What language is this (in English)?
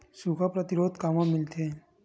Chhattisgarhi